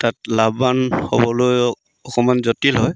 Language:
Assamese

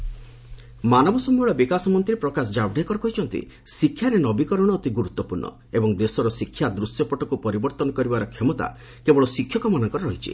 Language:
Odia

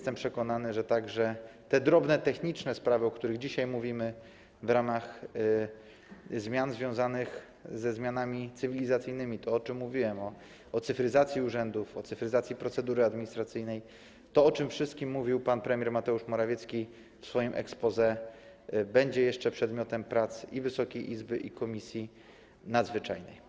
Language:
Polish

